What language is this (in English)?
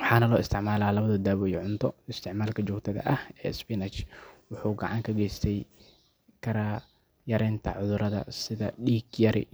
Somali